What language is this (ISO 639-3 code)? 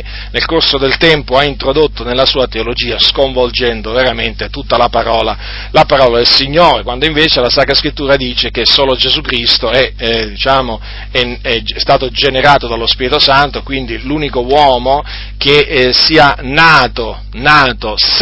ita